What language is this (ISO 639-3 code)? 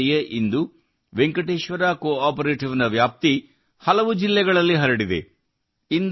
kan